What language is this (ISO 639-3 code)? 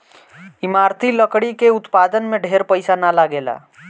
bho